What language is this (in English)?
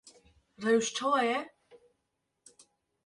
Kurdish